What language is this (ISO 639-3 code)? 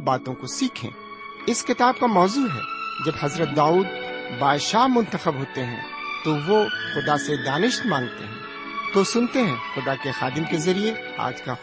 urd